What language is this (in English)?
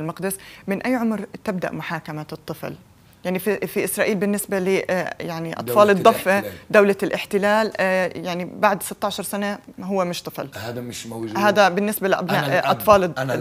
Arabic